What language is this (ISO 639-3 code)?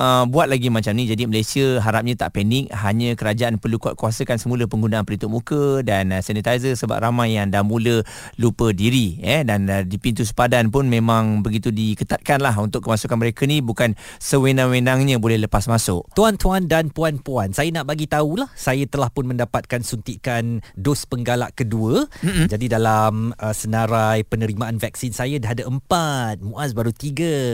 msa